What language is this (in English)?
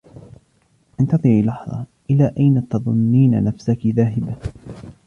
Arabic